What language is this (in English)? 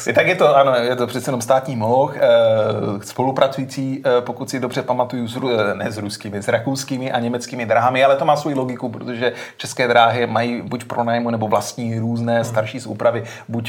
Czech